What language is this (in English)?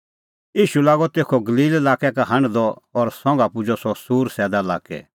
Kullu Pahari